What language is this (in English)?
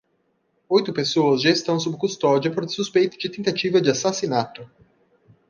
Portuguese